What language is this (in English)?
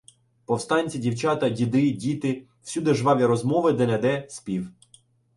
Ukrainian